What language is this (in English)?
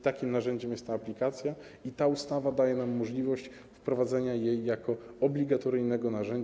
Polish